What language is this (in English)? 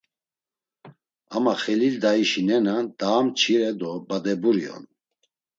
Laz